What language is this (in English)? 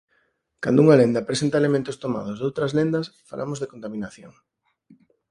Galician